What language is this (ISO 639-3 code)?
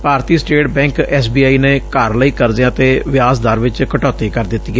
pan